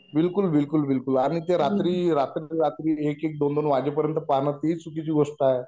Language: Marathi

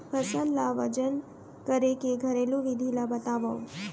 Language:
Chhattisgarhi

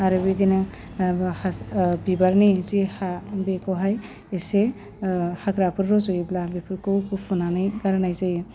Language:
Bodo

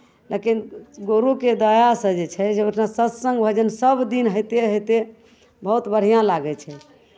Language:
Maithili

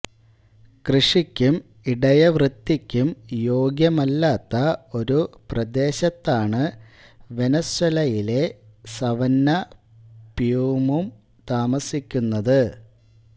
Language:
Malayalam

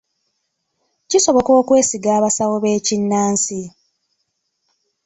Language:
Ganda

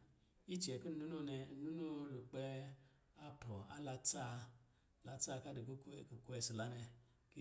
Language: Lijili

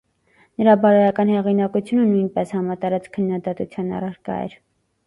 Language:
Armenian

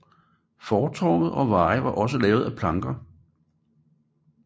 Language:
Danish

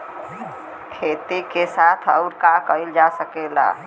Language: Bhojpuri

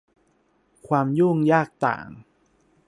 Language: Thai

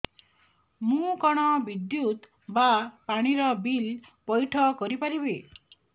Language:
Odia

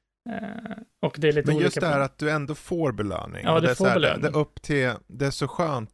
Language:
Swedish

